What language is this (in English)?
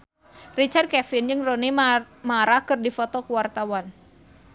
Sundanese